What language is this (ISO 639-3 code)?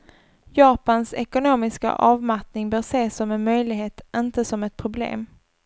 swe